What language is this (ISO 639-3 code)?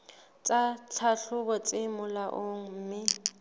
sot